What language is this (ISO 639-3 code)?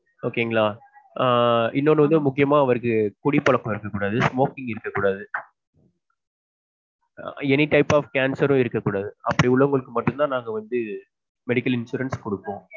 tam